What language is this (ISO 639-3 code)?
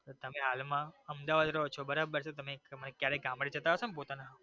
guj